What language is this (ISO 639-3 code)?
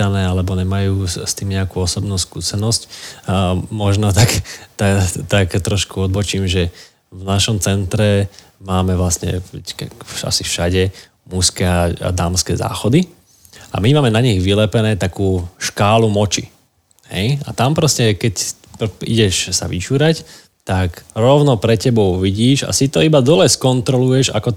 slk